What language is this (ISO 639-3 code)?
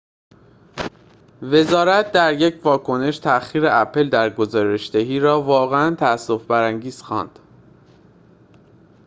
fas